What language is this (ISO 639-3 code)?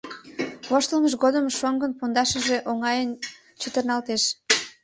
chm